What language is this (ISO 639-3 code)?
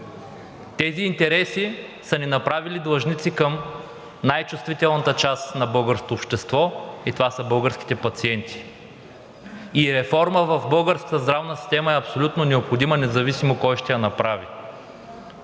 bul